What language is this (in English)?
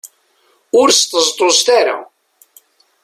Kabyle